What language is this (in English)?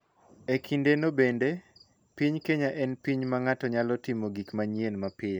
Luo (Kenya and Tanzania)